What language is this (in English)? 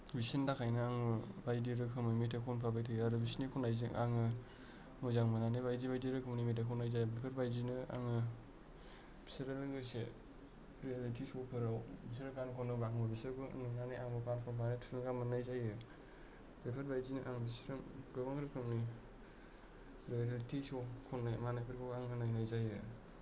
Bodo